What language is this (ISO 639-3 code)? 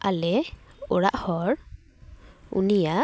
sat